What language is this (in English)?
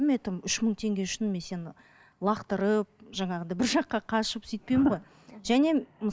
Kazakh